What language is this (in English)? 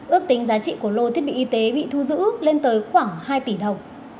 Vietnamese